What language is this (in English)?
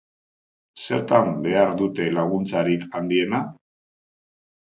Basque